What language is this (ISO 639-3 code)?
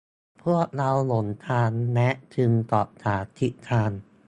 tha